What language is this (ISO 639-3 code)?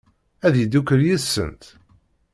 kab